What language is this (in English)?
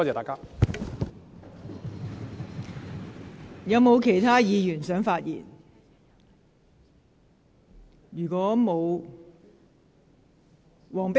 Cantonese